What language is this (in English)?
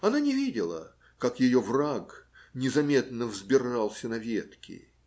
Russian